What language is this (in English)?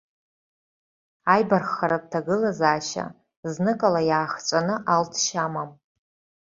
Abkhazian